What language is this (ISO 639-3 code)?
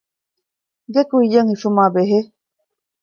div